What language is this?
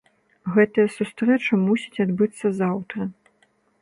Belarusian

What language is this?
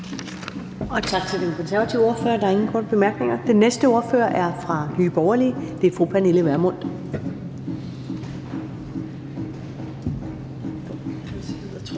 Danish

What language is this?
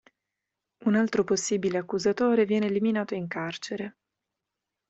Italian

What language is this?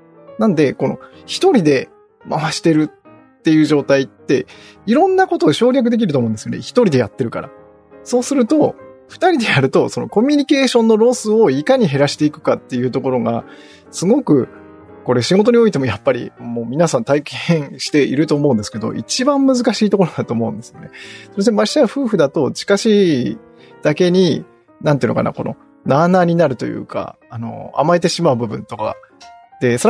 Japanese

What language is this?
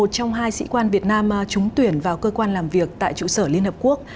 Vietnamese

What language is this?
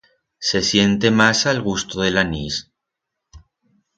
Aragonese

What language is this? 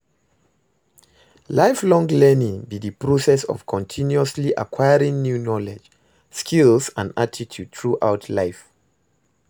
Nigerian Pidgin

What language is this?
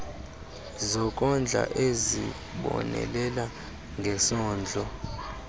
Xhosa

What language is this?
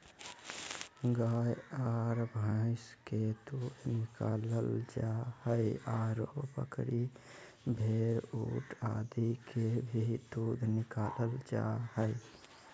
Magahi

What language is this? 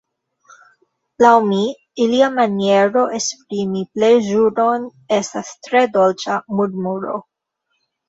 Esperanto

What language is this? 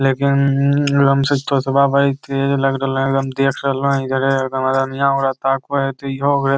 Magahi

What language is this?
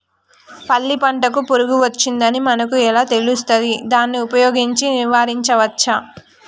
Telugu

